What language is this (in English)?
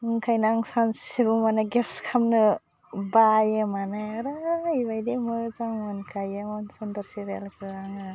Bodo